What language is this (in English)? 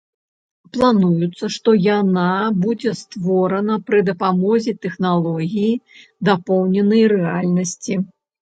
Belarusian